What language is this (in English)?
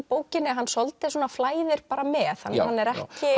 Icelandic